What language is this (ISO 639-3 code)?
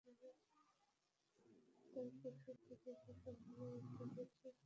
ben